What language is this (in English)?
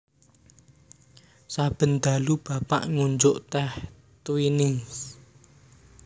Javanese